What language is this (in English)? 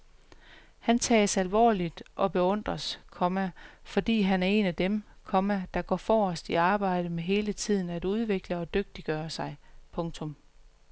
Danish